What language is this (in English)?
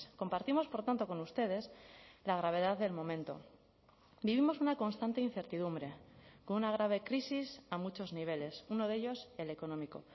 Spanish